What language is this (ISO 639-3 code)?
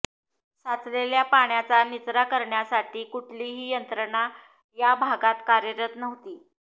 mar